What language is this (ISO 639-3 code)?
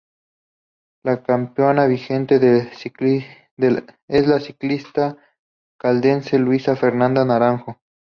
spa